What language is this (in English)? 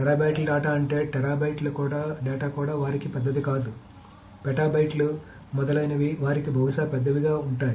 Telugu